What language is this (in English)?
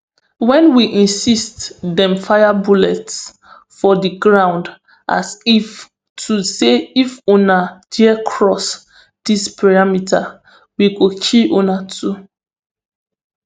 Nigerian Pidgin